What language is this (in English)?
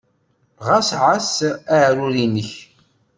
Kabyle